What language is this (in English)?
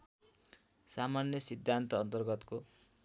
Nepali